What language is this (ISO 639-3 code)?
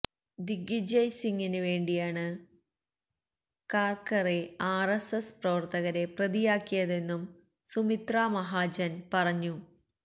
mal